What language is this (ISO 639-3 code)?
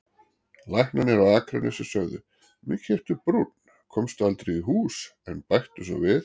isl